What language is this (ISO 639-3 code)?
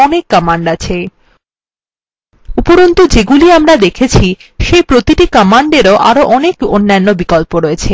ben